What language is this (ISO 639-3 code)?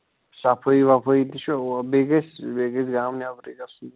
kas